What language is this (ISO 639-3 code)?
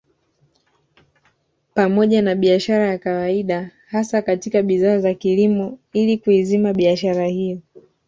swa